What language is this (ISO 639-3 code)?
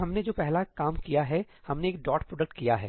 hin